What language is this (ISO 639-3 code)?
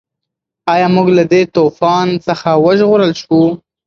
pus